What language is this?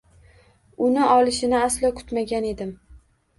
Uzbek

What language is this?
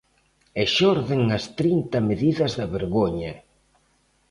Galician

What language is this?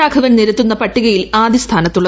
Malayalam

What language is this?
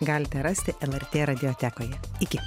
Lithuanian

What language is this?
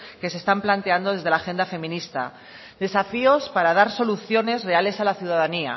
Spanish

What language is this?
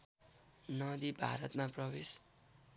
Nepali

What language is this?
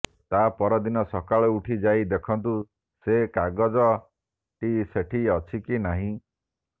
Odia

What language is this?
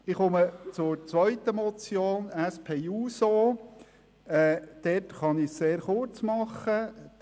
Swiss German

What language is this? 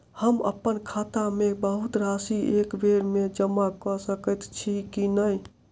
Maithili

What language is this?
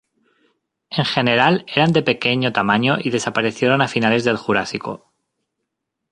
Spanish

